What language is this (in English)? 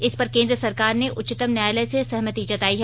Hindi